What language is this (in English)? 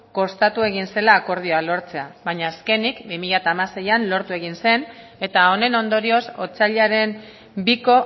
Basque